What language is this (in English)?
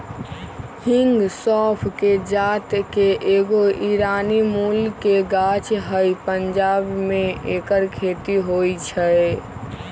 Magahi